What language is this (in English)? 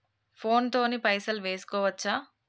Telugu